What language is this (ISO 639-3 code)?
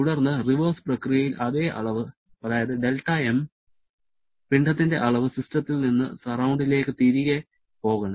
mal